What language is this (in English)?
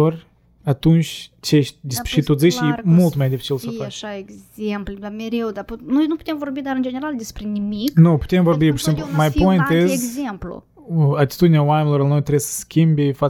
Romanian